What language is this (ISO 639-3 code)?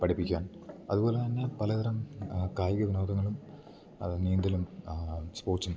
mal